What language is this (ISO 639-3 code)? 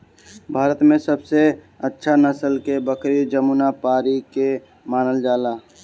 bho